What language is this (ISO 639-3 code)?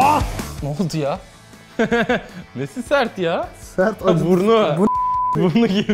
tur